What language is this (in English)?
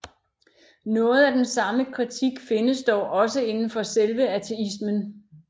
Danish